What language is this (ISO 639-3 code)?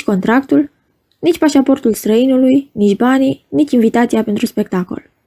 ron